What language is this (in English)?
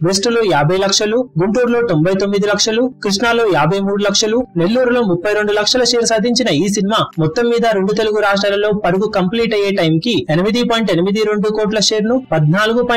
Romanian